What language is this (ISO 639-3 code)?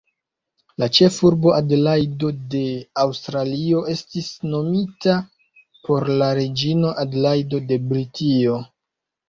epo